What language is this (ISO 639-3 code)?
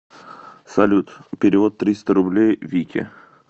rus